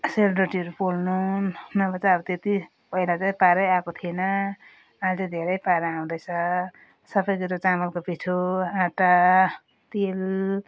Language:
Nepali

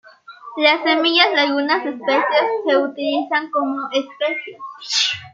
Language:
Spanish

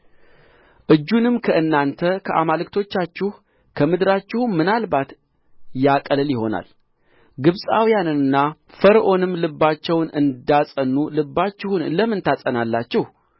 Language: Amharic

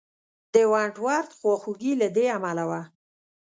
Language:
Pashto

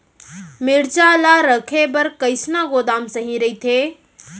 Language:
Chhattisgarhi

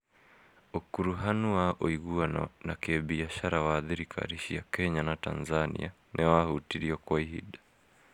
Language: Kikuyu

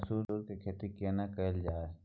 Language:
Maithili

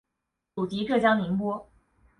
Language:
Chinese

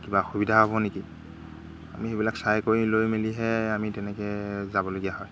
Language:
Assamese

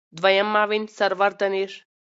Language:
Pashto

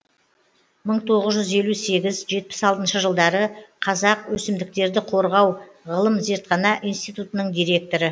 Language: Kazakh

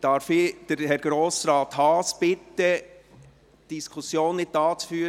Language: Swiss German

